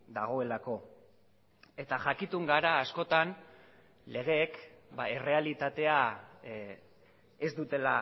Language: Basque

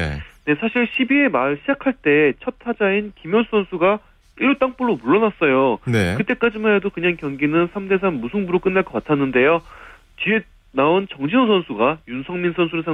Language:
Korean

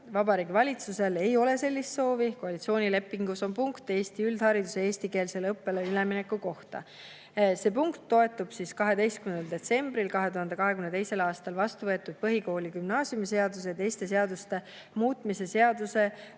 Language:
Estonian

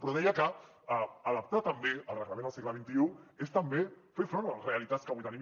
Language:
Catalan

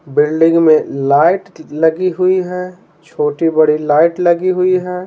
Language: Hindi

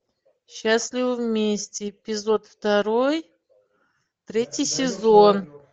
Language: Russian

